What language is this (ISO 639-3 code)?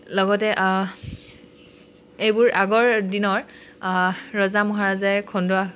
asm